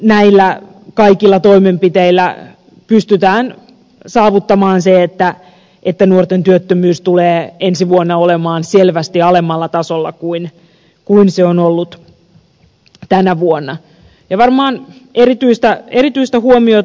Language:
Finnish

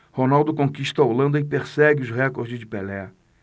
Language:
Portuguese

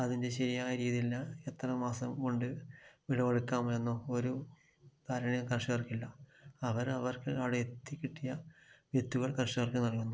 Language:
Malayalam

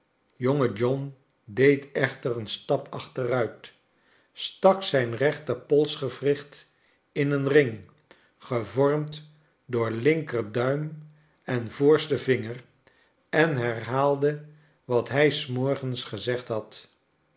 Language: Dutch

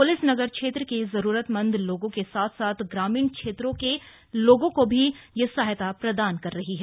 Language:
Hindi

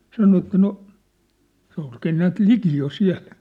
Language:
Finnish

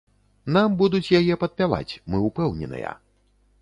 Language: Belarusian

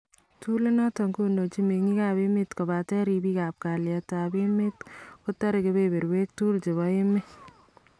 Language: Kalenjin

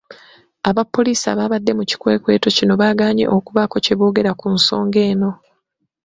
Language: Ganda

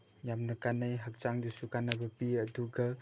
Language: Manipuri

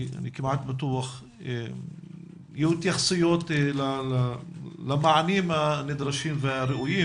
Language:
Hebrew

